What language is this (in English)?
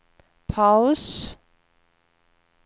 Swedish